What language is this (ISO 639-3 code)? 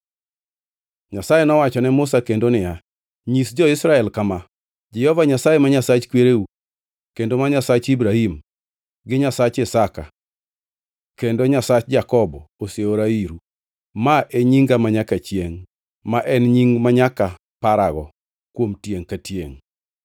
luo